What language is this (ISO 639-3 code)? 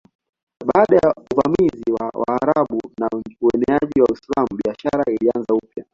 swa